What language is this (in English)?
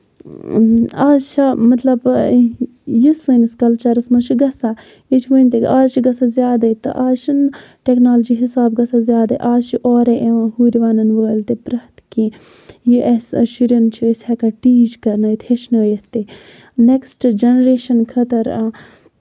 Kashmiri